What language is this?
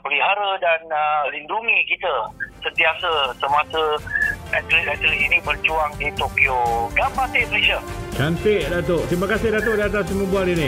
Malay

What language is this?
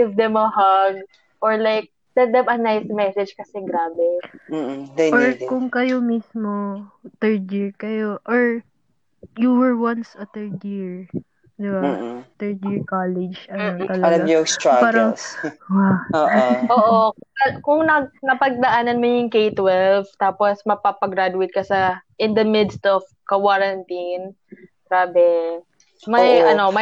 Filipino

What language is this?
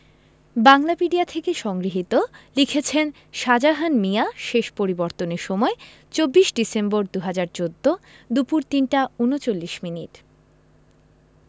Bangla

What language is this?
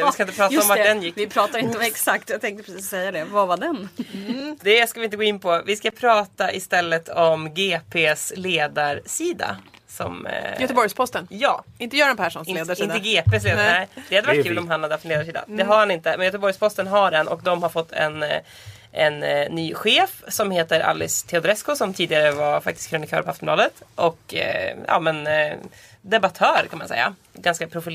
Swedish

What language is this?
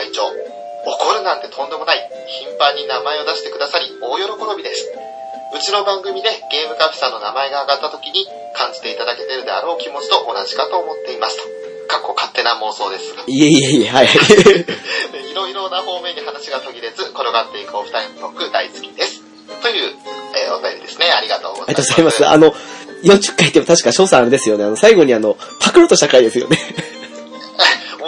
Japanese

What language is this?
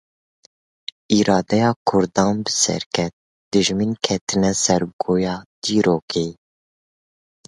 Kurdish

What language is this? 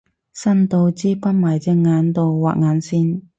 Cantonese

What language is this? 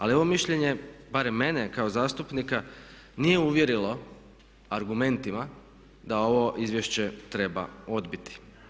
Croatian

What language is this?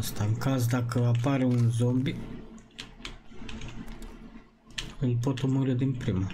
Romanian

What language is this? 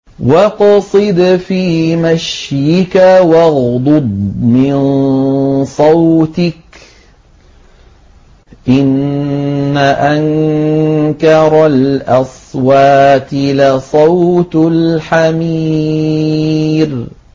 Arabic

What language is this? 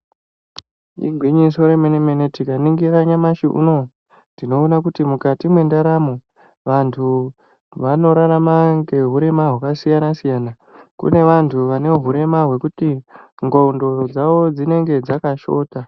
Ndau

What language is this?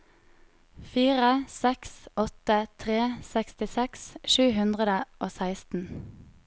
Norwegian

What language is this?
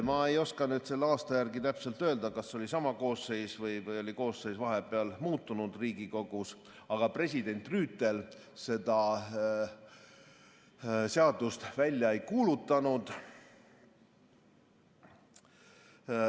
Estonian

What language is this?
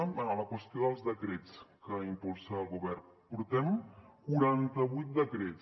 Catalan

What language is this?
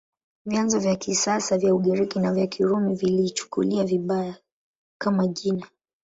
Swahili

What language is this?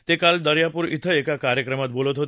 Marathi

